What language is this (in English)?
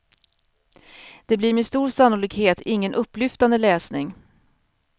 Swedish